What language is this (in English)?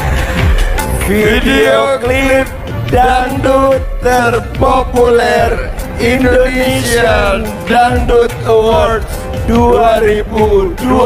Indonesian